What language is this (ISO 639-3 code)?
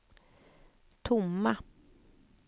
swe